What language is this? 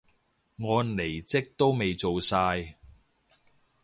Cantonese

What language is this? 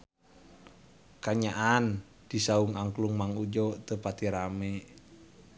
Sundanese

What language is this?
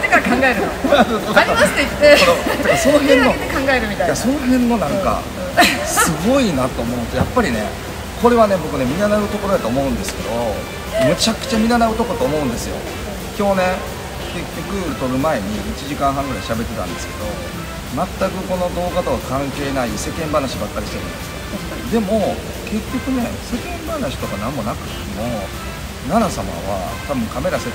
Japanese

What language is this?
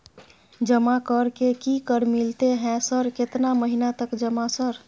Maithili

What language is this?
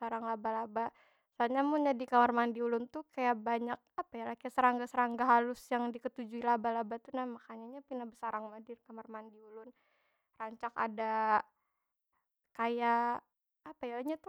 Banjar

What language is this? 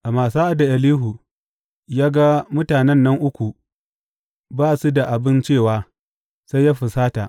Hausa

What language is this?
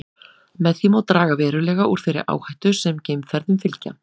Icelandic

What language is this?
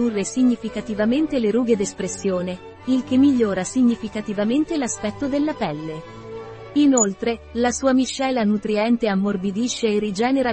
Italian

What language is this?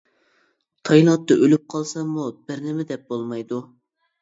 Uyghur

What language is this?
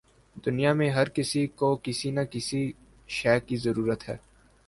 Urdu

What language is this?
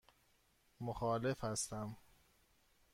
Persian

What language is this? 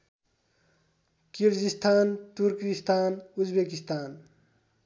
Nepali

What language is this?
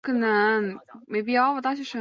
Chinese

